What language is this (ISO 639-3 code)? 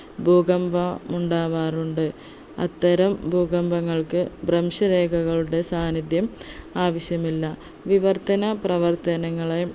mal